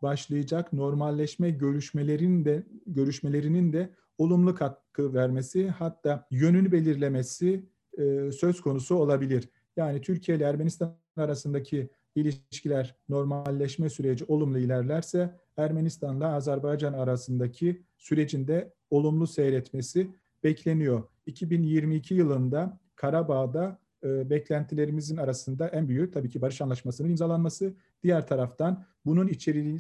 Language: Turkish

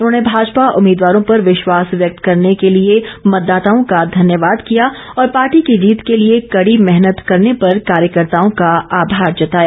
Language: Hindi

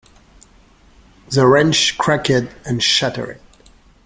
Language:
English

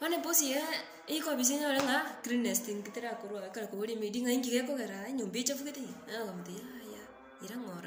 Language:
Spanish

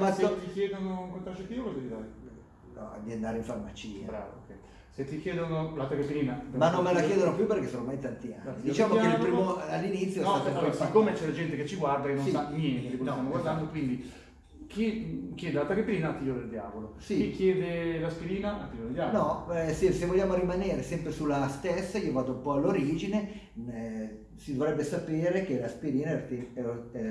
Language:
Italian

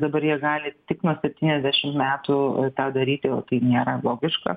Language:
Lithuanian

